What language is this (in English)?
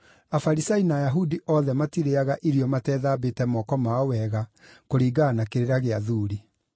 Kikuyu